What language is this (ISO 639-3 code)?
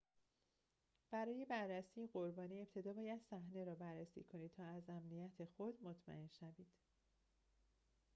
fas